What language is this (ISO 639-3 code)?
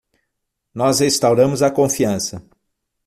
por